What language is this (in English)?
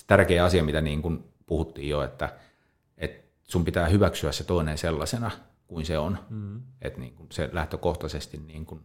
Finnish